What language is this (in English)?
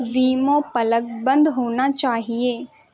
Urdu